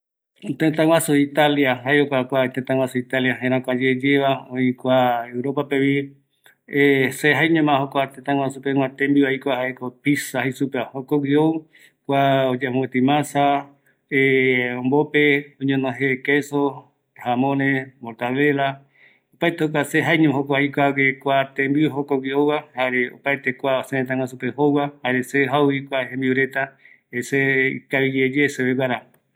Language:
Eastern Bolivian Guaraní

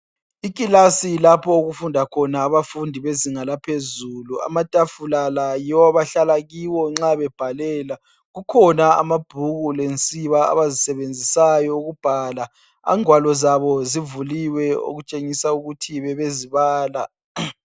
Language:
North Ndebele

